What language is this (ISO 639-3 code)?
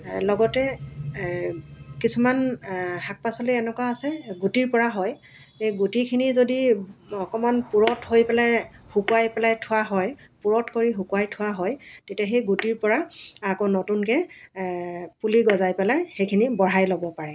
asm